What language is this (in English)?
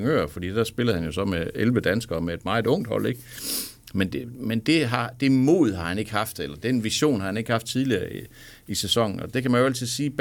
Danish